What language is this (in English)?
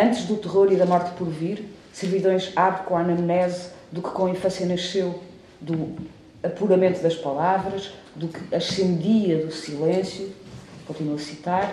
Portuguese